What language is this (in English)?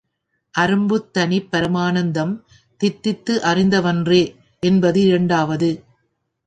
Tamil